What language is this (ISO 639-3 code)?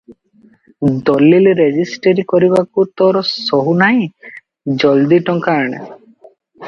ori